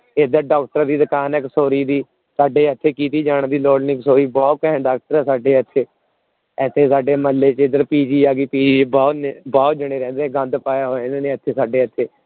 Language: Punjabi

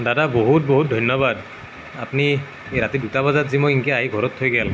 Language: Assamese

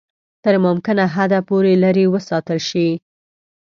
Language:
Pashto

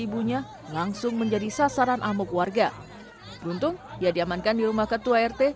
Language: Indonesian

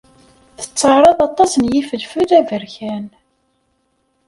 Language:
Kabyle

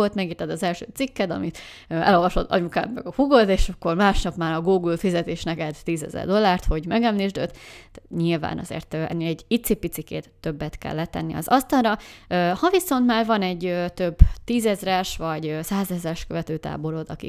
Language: Hungarian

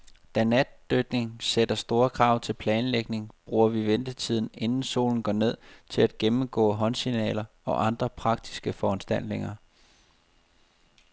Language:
Danish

